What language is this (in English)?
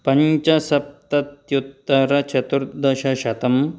Sanskrit